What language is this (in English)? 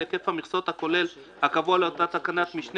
Hebrew